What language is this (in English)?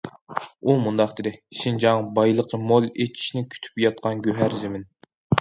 Uyghur